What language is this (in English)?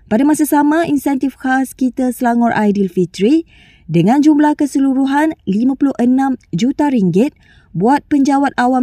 Malay